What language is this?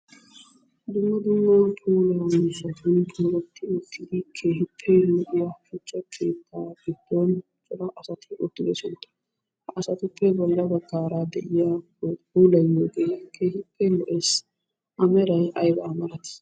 Wolaytta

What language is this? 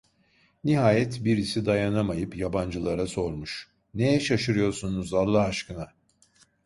Turkish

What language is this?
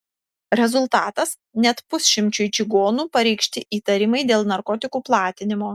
Lithuanian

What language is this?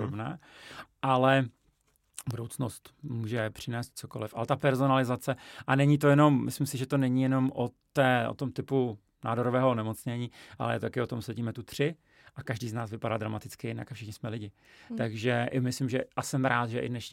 Czech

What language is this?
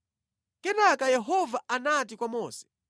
Nyanja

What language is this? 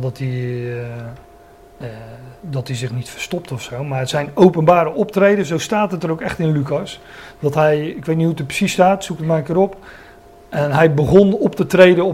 Dutch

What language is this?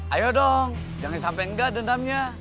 Indonesian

